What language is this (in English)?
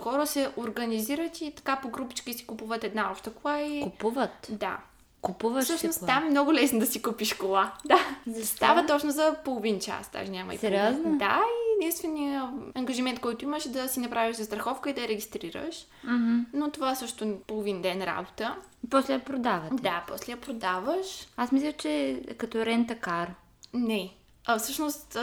Bulgarian